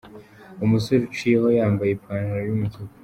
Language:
Kinyarwanda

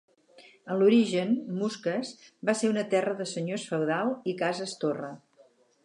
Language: Catalan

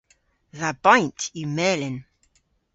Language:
Cornish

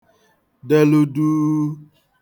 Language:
Igbo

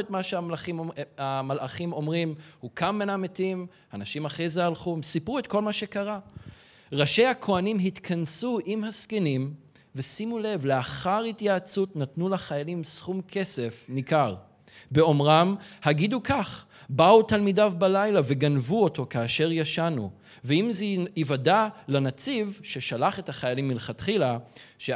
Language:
Hebrew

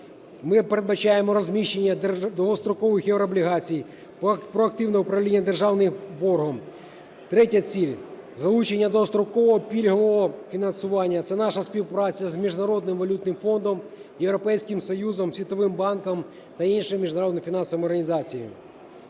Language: Ukrainian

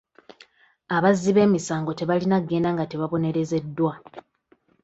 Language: Ganda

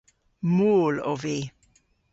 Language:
Cornish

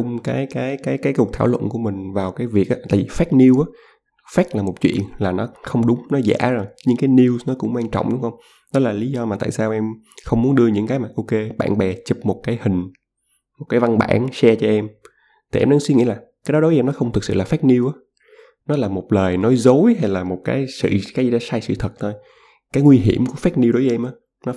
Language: Vietnamese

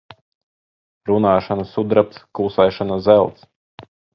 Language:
Latvian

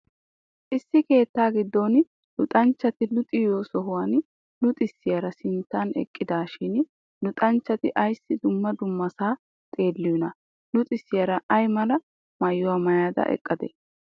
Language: Wolaytta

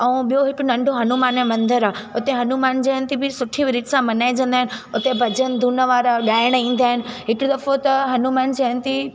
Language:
Sindhi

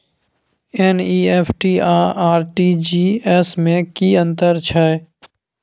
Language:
Maithili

